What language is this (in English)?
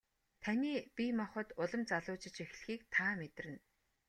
Mongolian